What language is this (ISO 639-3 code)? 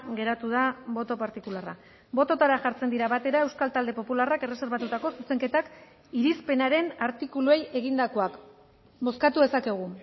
eus